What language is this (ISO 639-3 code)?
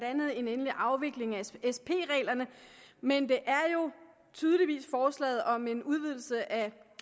dan